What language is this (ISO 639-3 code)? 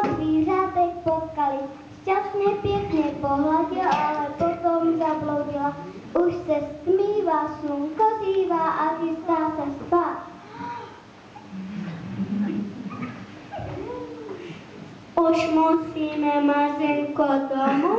ces